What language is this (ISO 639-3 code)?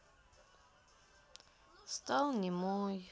rus